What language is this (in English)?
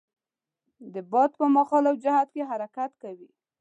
Pashto